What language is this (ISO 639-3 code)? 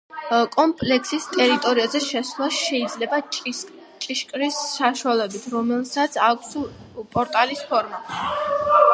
kat